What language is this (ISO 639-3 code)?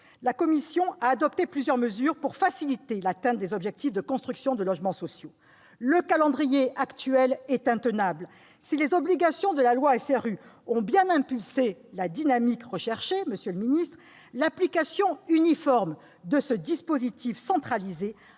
fra